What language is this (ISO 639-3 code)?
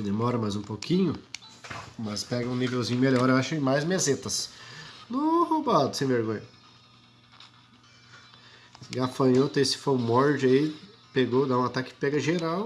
por